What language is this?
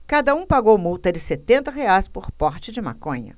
Portuguese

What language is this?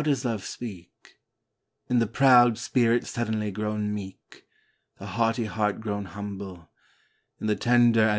English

